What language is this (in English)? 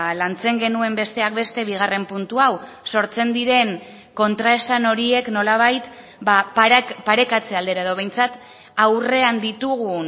Basque